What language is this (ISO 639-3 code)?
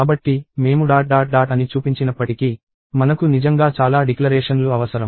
tel